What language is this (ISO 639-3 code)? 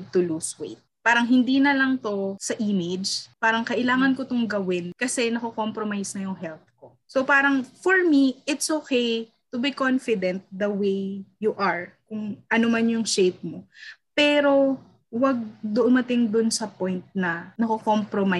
fil